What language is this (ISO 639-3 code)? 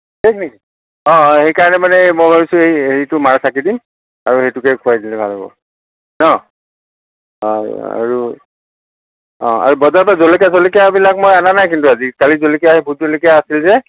asm